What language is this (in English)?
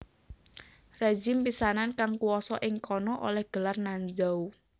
Javanese